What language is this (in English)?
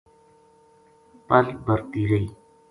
Gujari